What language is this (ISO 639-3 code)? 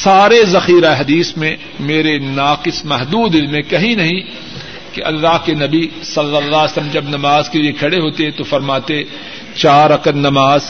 urd